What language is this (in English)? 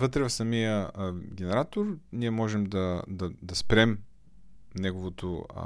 Bulgarian